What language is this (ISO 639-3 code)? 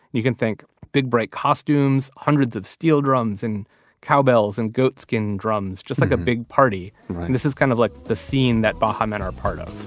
eng